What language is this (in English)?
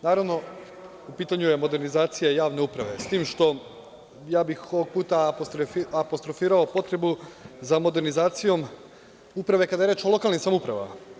Serbian